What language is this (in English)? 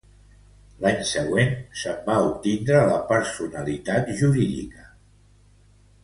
Catalan